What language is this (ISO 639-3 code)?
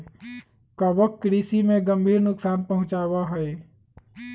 mag